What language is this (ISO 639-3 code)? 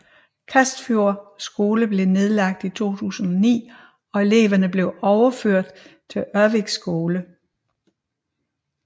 dan